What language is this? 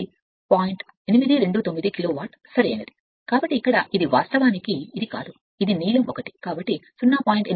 Telugu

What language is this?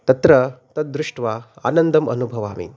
Sanskrit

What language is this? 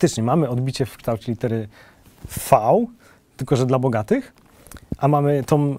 Polish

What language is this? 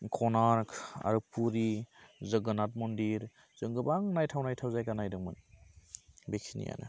Bodo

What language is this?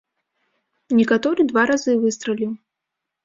Belarusian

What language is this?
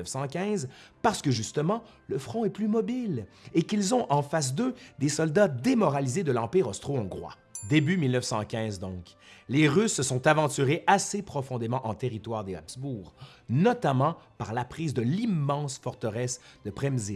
French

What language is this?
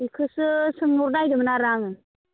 Bodo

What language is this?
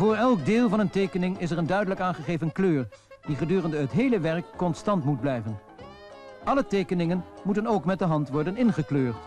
Dutch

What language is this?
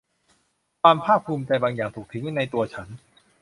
Thai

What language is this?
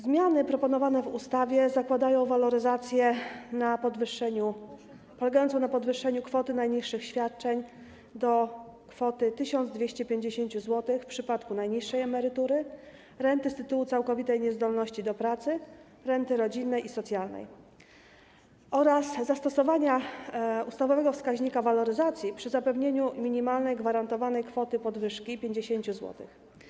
Polish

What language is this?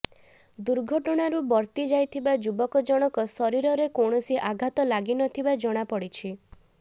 Odia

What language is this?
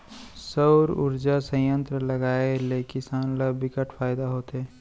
Chhattisgarhi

